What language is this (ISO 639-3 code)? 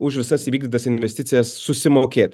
lit